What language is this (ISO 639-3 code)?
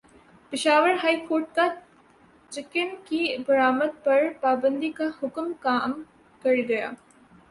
urd